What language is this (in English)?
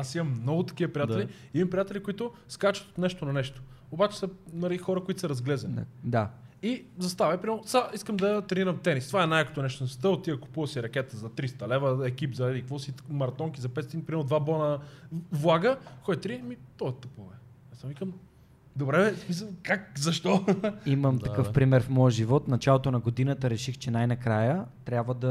Bulgarian